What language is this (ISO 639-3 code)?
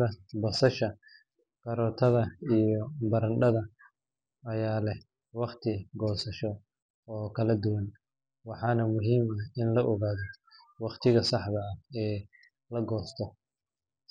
som